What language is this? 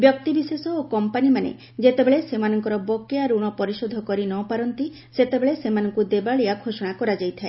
Odia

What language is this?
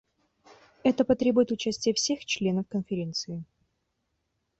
Russian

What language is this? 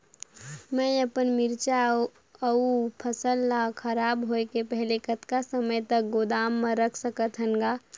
Chhattisgarhi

